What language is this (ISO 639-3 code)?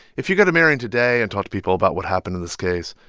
eng